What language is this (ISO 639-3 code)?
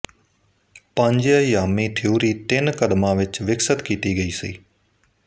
pan